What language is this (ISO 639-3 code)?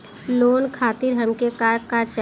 bho